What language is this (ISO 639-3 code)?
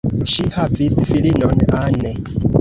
epo